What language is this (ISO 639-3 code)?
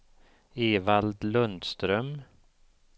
swe